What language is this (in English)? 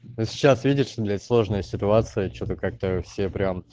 Russian